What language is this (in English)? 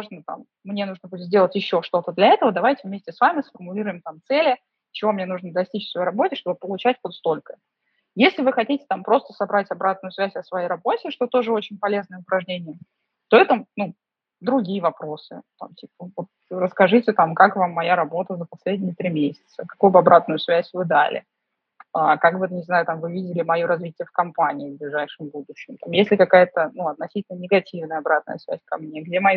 Russian